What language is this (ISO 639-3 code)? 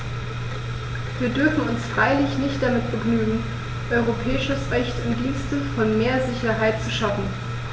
deu